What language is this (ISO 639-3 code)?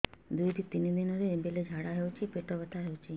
ori